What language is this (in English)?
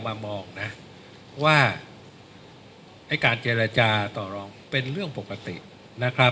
Thai